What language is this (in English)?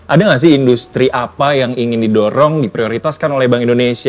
Indonesian